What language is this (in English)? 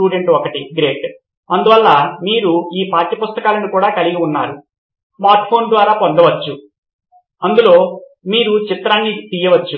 Telugu